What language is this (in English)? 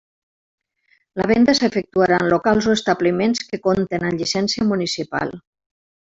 Catalan